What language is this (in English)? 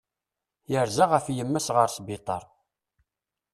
Kabyle